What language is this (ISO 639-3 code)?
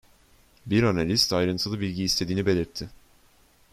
tur